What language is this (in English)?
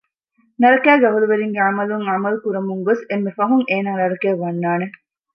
Divehi